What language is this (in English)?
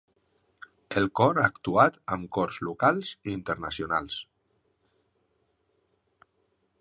Catalan